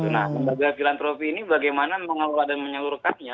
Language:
Indonesian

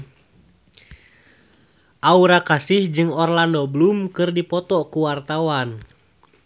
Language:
Sundanese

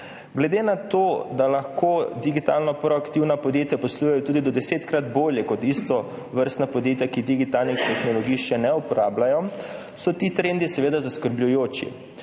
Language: Slovenian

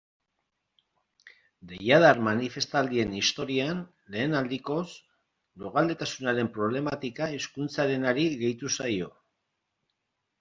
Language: Basque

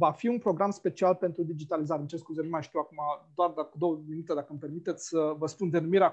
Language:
Romanian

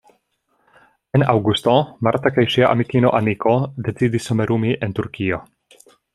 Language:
Esperanto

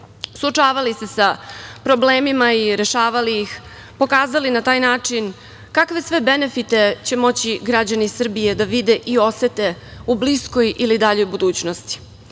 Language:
Serbian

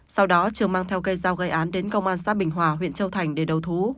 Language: Vietnamese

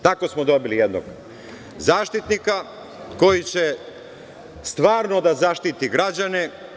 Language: Serbian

